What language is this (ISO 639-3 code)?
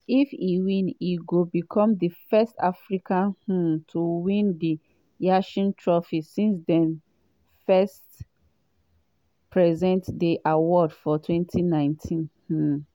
pcm